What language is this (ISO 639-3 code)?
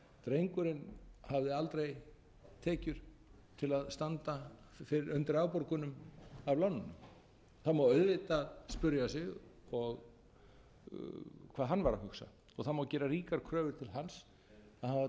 isl